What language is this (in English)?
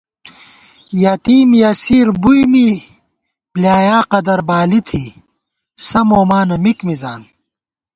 Gawar-Bati